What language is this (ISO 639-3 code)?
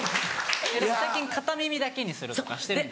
jpn